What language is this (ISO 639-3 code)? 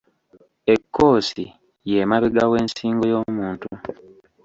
lug